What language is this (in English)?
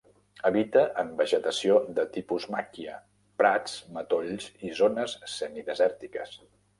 Catalan